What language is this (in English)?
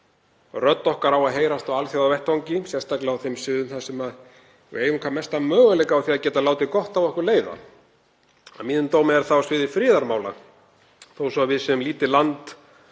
Icelandic